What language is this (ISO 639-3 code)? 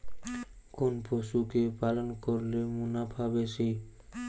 ben